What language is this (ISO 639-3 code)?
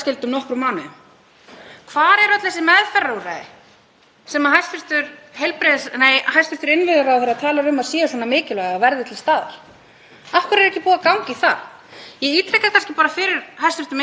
isl